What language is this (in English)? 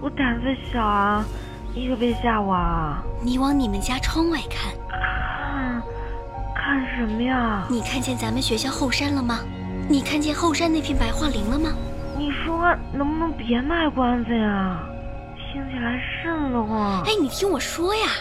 Chinese